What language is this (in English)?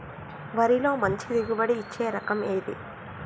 Telugu